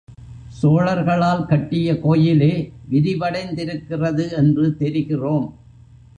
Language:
Tamil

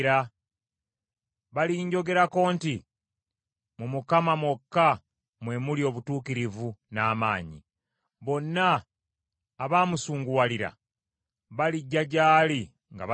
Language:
Ganda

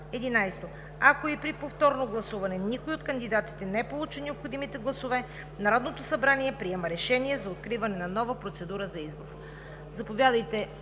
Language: Bulgarian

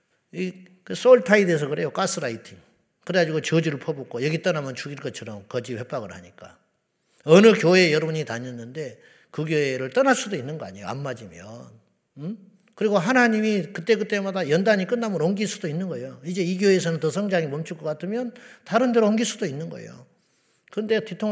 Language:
Korean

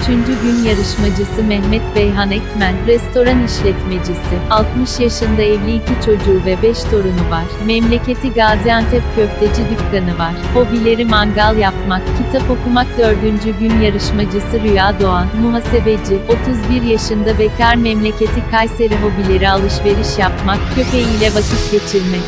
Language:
Turkish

